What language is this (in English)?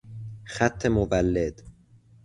Persian